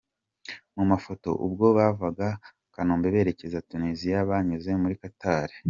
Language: Kinyarwanda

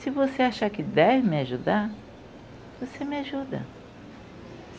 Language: Portuguese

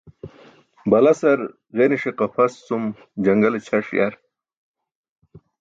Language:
Burushaski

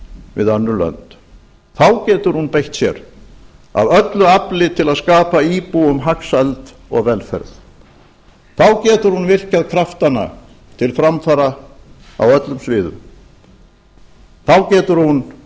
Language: Icelandic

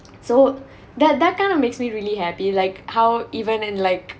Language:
English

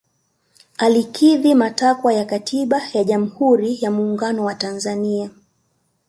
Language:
Swahili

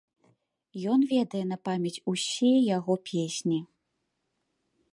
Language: Belarusian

